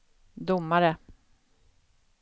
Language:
Swedish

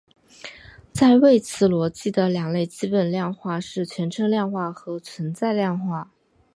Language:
Chinese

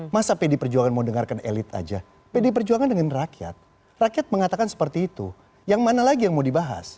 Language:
Indonesian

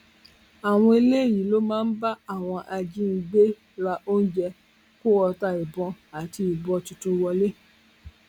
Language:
Yoruba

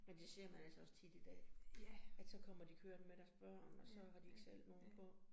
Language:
Danish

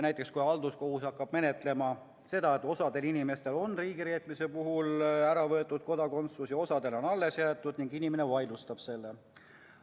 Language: Estonian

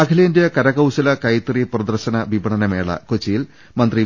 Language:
Malayalam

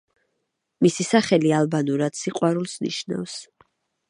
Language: Georgian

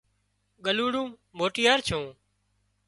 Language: Wadiyara Koli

